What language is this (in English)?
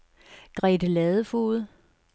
Danish